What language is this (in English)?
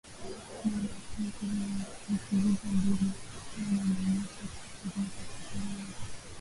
Swahili